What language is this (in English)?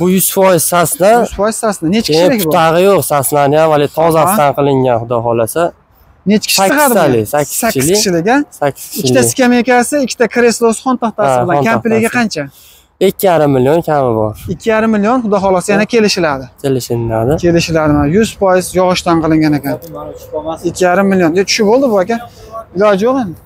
Turkish